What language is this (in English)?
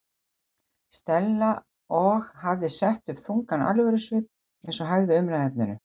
Icelandic